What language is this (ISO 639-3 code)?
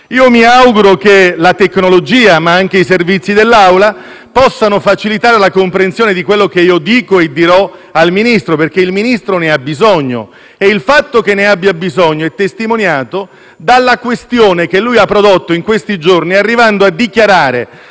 ita